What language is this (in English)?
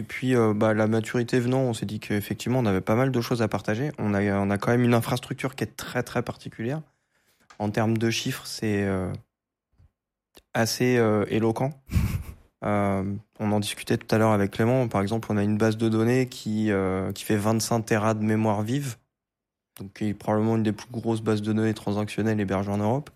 French